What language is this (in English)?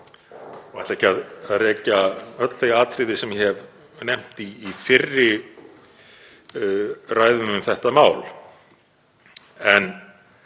Icelandic